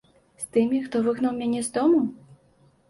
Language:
Belarusian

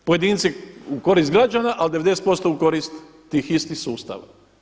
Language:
Croatian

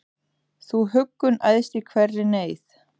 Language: Icelandic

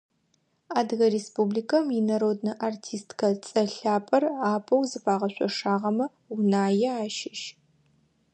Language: Adyghe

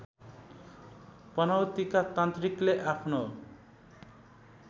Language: Nepali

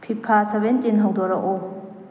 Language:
Manipuri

